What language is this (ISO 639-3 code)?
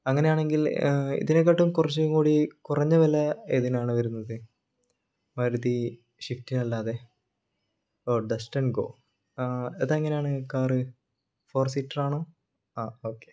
mal